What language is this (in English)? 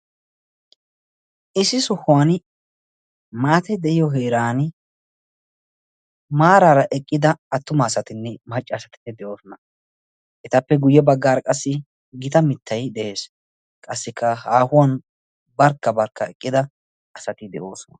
Wolaytta